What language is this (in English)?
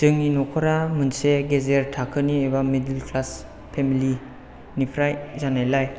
Bodo